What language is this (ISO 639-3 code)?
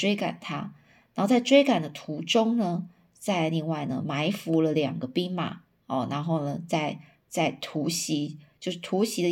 zho